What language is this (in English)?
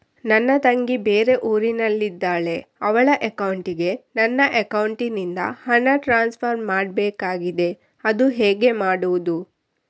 Kannada